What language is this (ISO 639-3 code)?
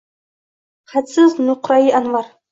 uzb